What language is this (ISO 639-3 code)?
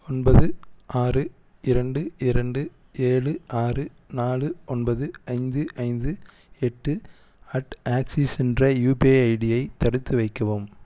tam